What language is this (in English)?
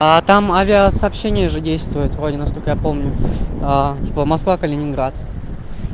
Russian